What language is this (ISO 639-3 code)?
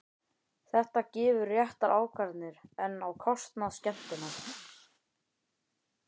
isl